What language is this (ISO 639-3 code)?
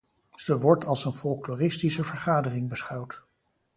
nld